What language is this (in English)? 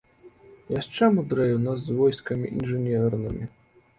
Belarusian